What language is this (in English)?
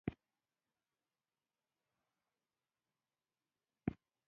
Pashto